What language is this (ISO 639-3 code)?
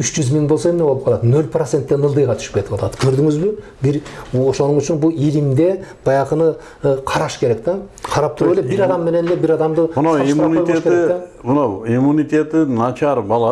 tur